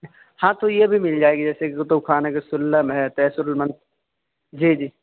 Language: Urdu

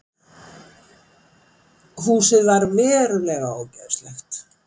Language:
Icelandic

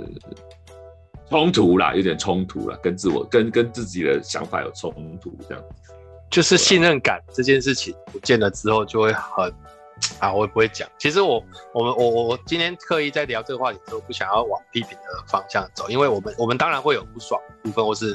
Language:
Chinese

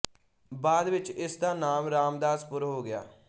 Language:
Punjabi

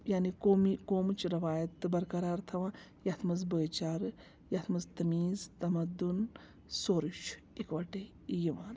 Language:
Kashmiri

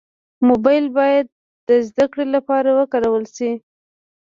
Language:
Pashto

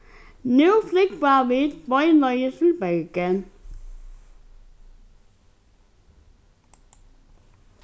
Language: Faroese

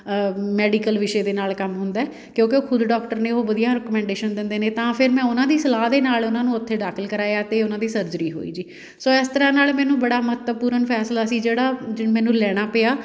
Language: Punjabi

